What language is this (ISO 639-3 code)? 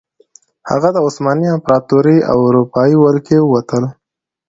pus